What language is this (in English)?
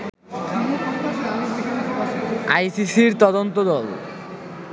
Bangla